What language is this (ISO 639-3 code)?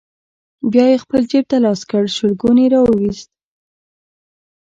pus